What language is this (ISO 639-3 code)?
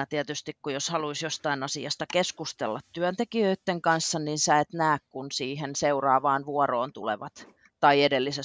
fin